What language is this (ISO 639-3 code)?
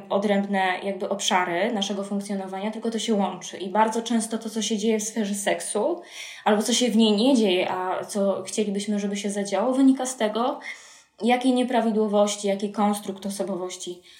pol